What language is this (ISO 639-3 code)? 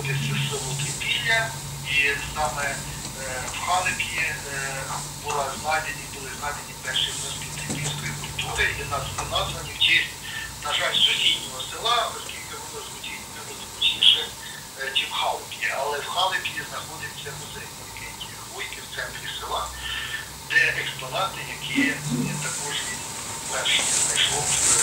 ukr